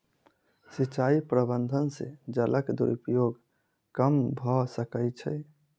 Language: Maithili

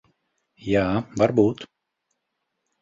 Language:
Latvian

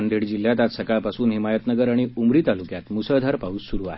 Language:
Marathi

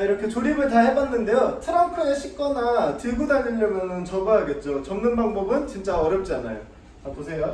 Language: Korean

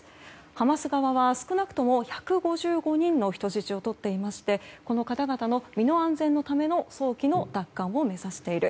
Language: Japanese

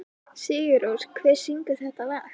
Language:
Icelandic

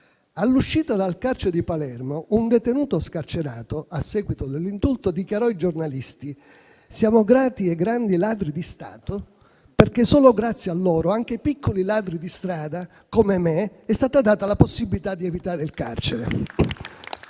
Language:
Italian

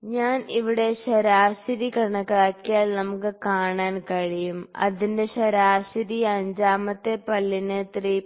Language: Malayalam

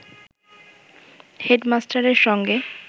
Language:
Bangla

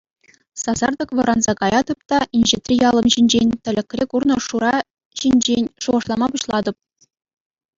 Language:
Chuvash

